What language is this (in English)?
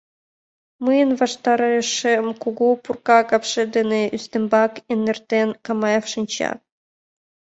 Mari